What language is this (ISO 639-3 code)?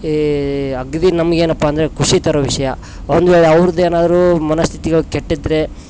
kan